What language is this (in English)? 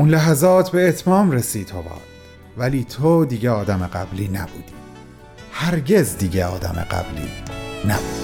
Persian